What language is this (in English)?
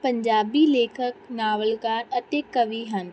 Punjabi